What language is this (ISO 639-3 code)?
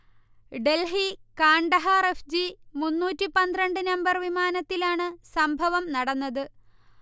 mal